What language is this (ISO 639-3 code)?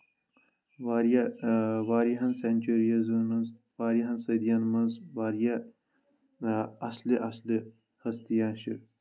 kas